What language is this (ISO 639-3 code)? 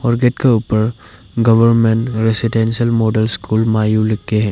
hin